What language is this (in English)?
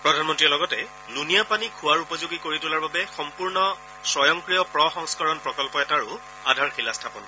Assamese